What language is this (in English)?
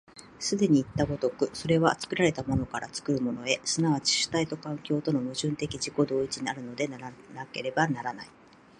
Japanese